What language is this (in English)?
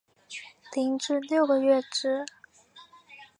Chinese